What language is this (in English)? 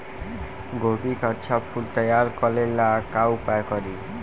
Bhojpuri